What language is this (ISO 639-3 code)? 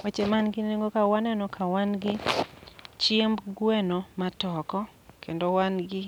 luo